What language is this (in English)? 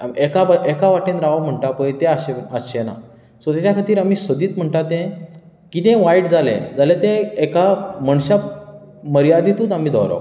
Konkani